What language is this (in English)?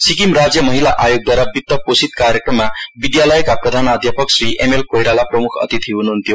Nepali